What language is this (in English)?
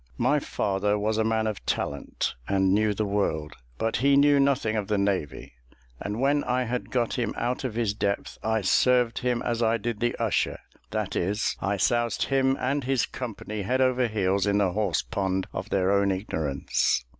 English